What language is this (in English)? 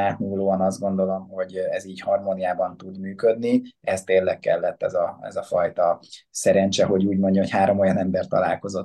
Hungarian